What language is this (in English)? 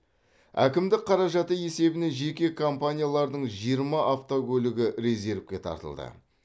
Kazakh